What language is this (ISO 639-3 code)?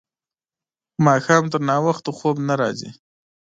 pus